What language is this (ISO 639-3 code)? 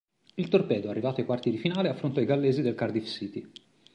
ita